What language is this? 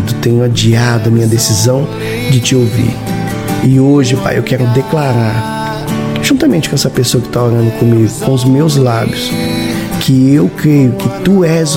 Portuguese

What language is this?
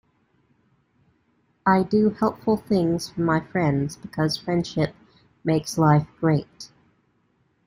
English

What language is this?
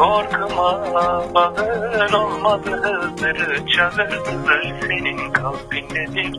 Turkish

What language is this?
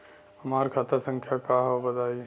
Bhojpuri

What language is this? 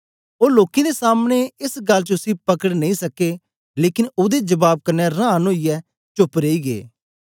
Dogri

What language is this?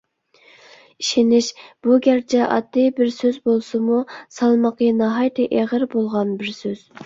Uyghur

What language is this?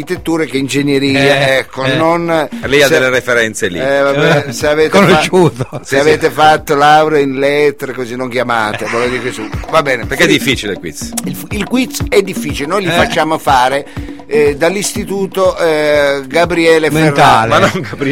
Italian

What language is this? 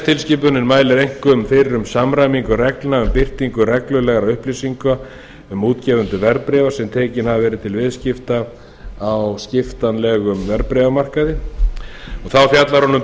Icelandic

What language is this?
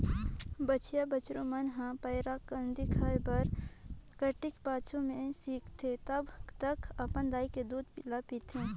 Chhattisgarhi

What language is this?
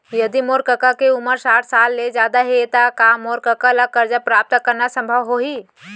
Chhattisgarhi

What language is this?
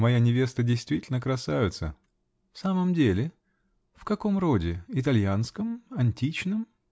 Russian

